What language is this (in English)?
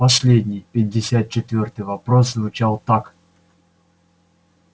Russian